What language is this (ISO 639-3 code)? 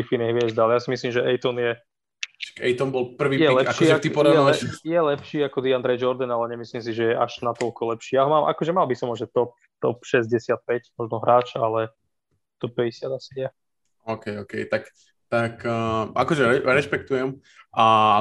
slk